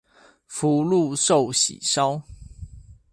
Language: Chinese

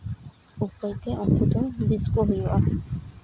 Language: Santali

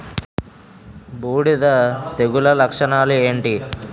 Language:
Telugu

